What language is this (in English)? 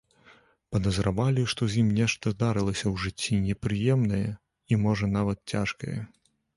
Belarusian